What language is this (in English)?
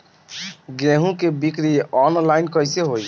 Bhojpuri